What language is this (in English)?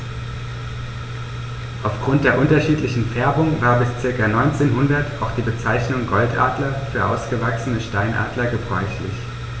German